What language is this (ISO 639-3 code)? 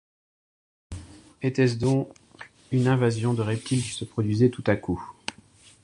fra